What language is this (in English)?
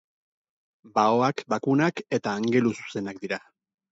Basque